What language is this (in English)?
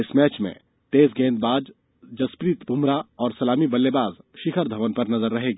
Hindi